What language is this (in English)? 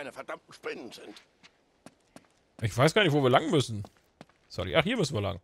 German